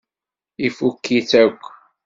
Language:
Kabyle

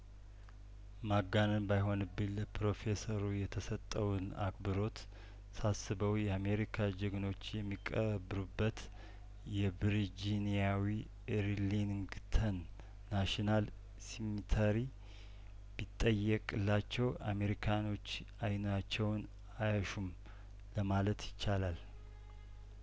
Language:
Amharic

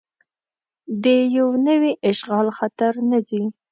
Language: Pashto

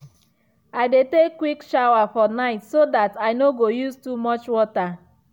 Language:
Nigerian Pidgin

